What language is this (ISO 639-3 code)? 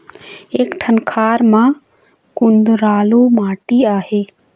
hne